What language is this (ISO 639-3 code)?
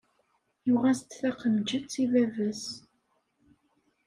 kab